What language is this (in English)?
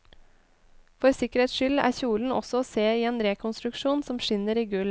Norwegian